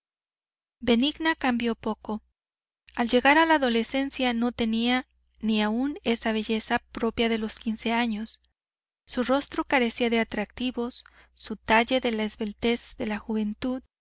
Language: Spanish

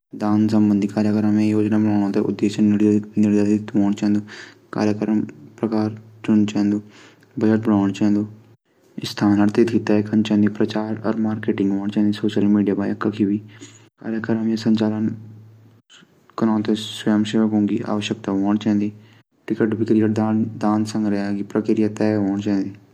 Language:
Garhwali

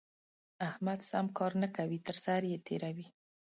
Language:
Pashto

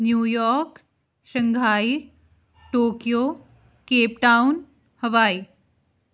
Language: Punjabi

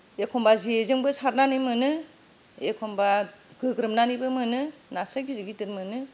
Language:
Bodo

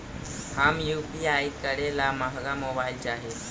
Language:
Magahi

